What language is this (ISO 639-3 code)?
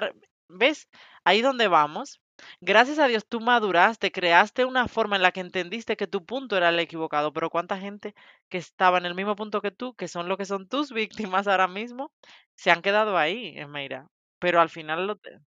spa